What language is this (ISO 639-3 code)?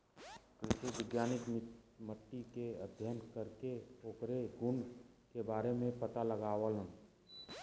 bho